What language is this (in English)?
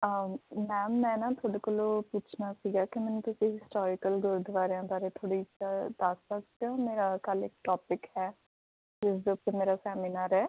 Punjabi